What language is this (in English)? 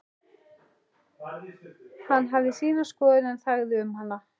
Icelandic